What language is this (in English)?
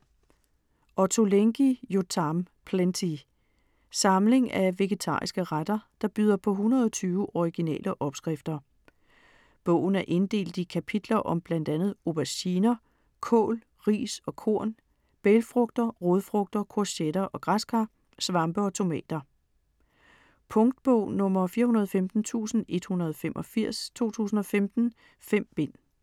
Danish